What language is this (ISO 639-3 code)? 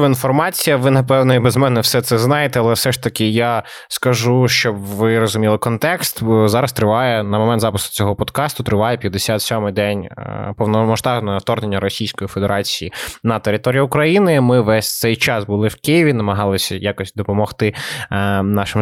ukr